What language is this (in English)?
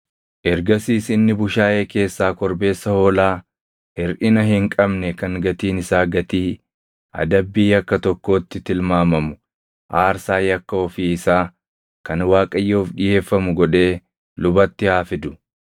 Oromo